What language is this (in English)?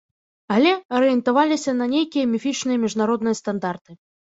Belarusian